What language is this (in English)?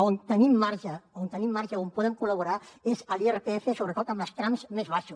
Catalan